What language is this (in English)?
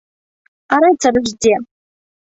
Belarusian